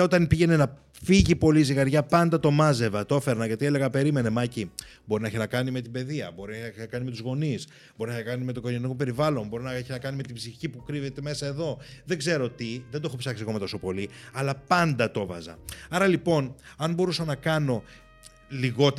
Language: Greek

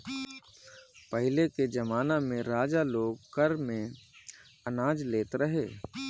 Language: Bhojpuri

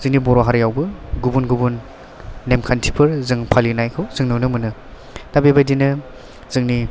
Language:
Bodo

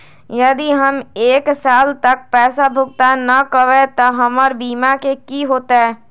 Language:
Magahi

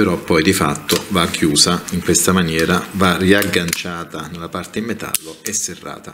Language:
Italian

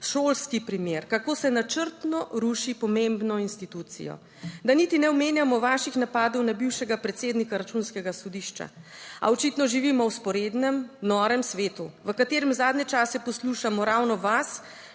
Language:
Slovenian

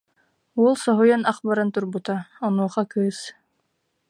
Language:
Yakut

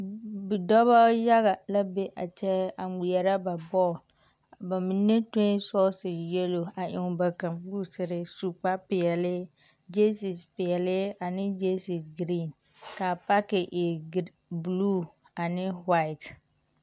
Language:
Southern Dagaare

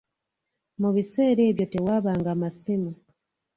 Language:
Ganda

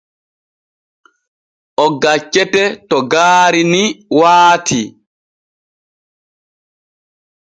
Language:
Borgu Fulfulde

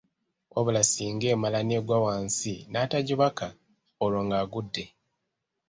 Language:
Ganda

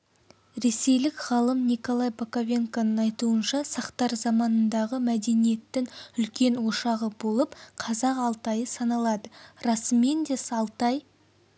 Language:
Kazakh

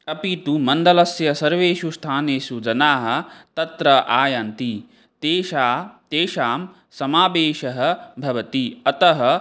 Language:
Sanskrit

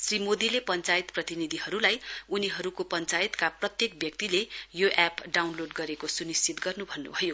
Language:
Nepali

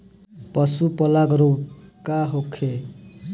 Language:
Bhojpuri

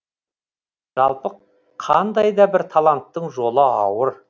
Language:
Kazakh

